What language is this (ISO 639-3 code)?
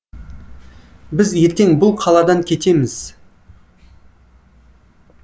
kaz